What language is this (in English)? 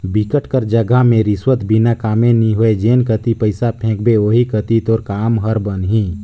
Chhattisgarhi